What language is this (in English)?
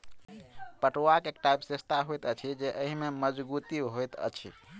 Maithili